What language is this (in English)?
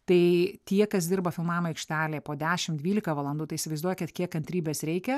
Lithuanian